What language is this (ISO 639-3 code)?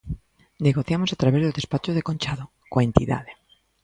glg